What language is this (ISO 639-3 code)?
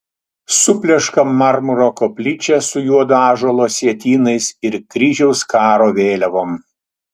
lit